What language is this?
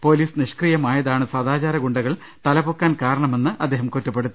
Malayalam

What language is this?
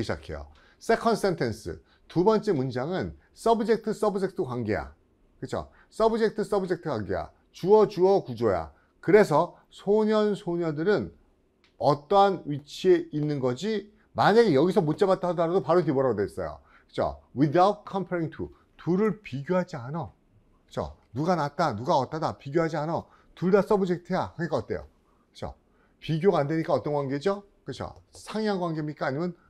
Korean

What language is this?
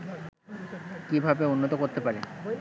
Bangla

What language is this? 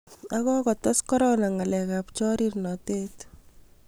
Kalenjin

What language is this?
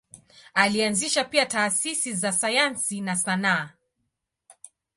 Swahili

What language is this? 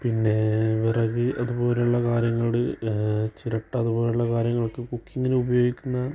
Malayalam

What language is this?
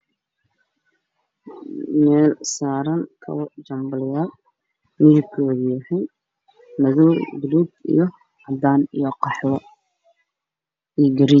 Somali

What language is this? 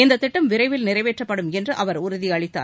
Tamil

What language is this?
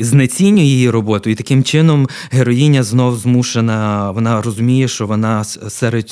Ukrainian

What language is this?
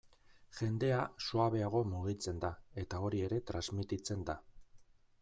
Basque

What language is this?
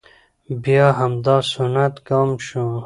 Pashto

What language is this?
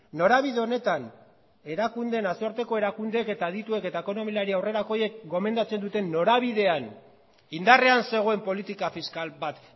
Basque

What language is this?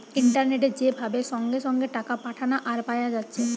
Bangla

